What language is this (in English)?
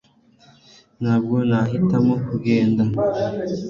Kinyarwanda